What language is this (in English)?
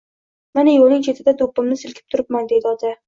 Uzbek